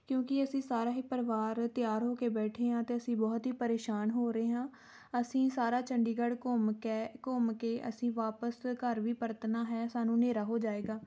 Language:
Punjabi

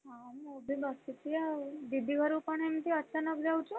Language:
Odia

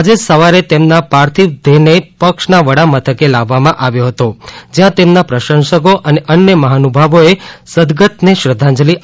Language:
Gujarati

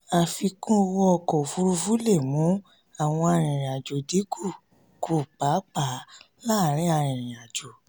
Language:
Yoruba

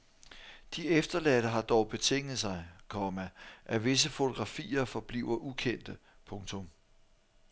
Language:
Danish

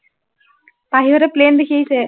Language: Assamese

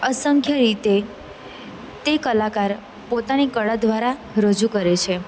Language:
Gujarati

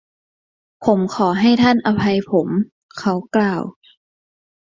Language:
Thai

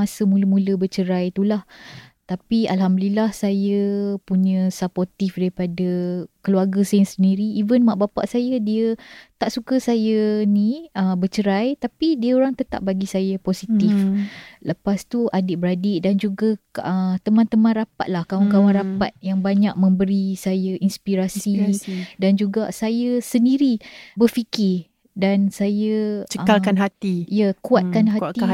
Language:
Malay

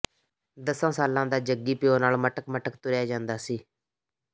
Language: Punjabi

